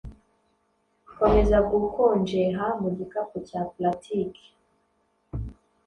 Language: Kinyarwanda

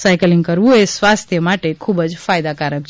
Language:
Gujarati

